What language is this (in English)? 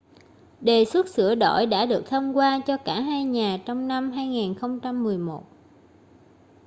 Vietnamese